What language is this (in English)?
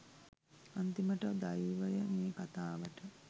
Sinhala